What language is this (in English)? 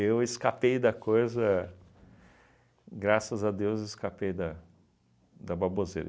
Portuguese